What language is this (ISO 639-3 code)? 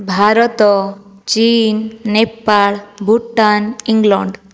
ori